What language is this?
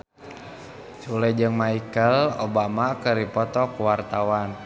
Sundanese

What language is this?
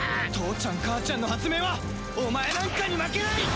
Japanese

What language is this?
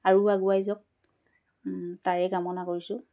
Assamese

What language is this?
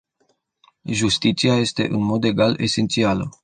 Romanian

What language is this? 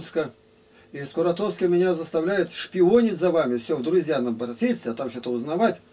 Russian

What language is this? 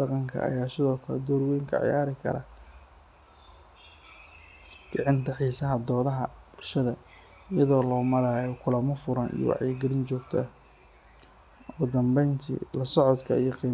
Somali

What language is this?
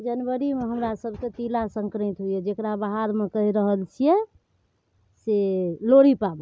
Maithili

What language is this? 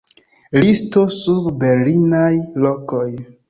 Esperanto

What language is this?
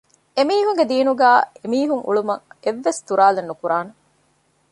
Divehi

